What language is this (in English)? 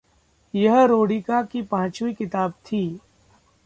Hindi